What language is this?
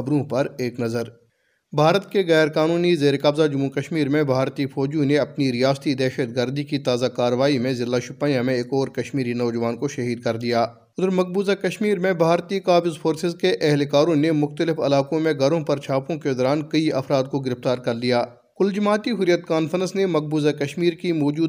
Urdu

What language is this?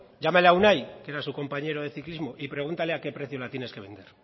Spanish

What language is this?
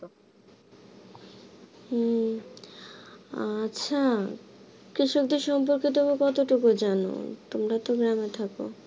Bangla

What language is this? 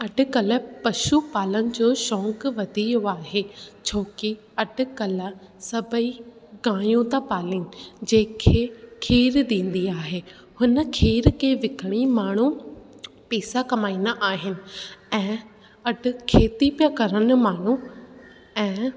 Sindhi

